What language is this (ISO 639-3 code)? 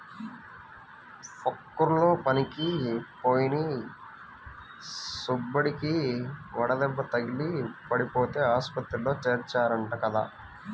tel